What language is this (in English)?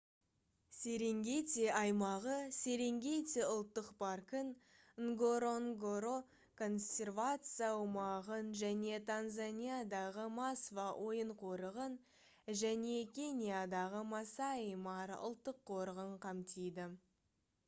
Kazakh